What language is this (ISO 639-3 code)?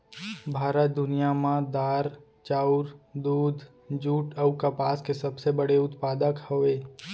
hne